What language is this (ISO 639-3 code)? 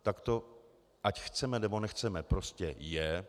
ces